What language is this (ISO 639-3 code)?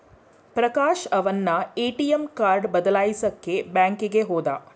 kan